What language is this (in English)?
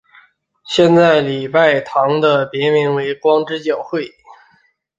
Chinese